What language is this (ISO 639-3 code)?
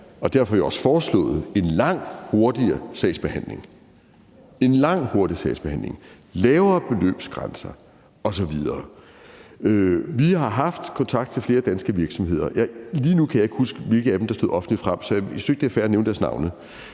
dan